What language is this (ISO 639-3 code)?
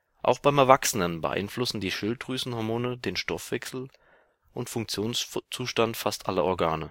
deu